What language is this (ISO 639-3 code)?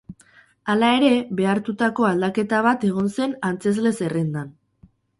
eus